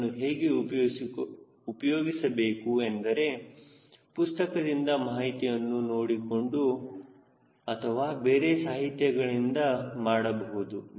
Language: Kannada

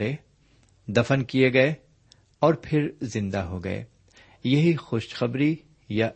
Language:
Urdu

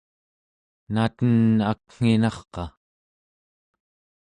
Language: Central Yupik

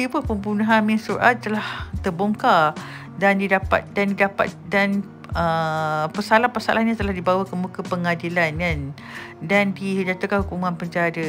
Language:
Malay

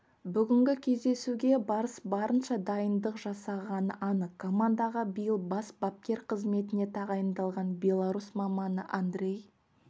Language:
Kazakh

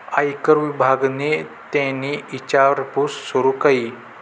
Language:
Marathi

